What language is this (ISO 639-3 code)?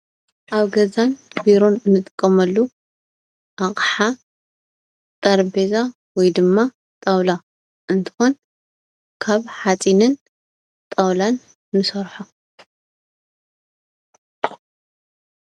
tir